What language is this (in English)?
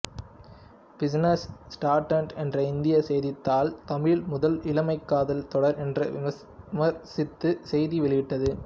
Tamil